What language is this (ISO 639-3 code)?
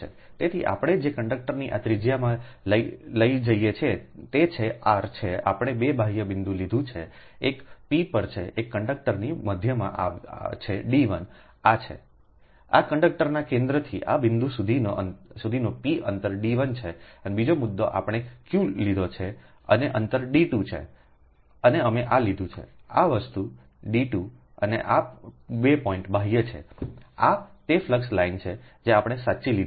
guj